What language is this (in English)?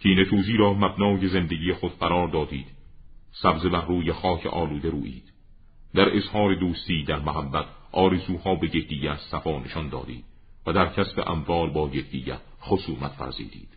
Persian